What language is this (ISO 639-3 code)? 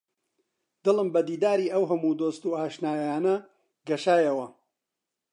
ckb